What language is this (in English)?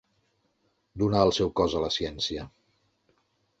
Catalan